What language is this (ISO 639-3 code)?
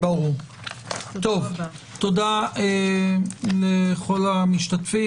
heb